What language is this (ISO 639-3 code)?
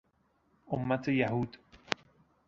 fas